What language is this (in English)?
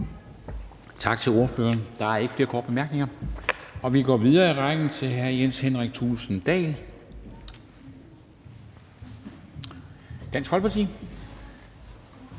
Danish